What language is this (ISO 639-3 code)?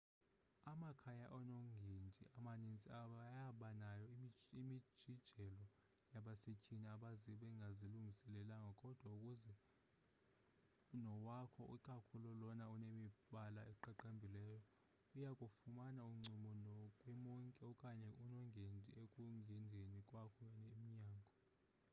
xho